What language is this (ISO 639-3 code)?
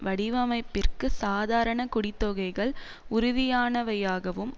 tam